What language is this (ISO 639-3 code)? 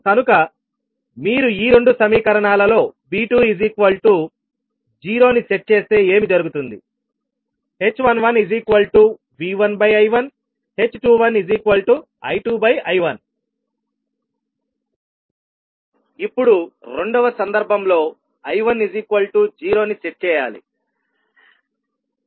tel